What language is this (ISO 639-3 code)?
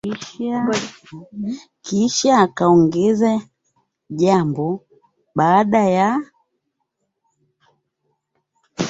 swa